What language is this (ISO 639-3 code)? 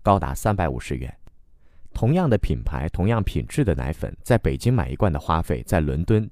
zho